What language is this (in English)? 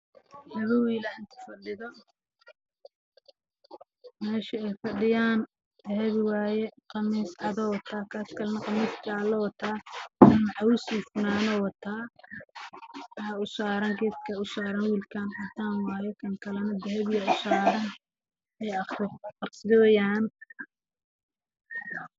Somali